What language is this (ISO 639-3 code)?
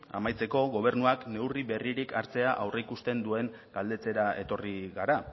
eus